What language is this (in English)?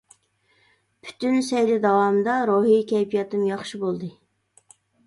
Uyghur